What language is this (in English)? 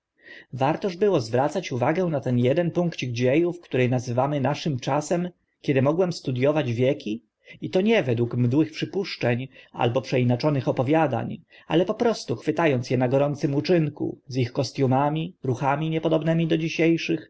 Polish